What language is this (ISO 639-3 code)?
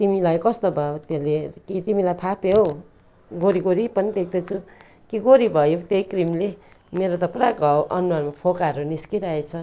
nep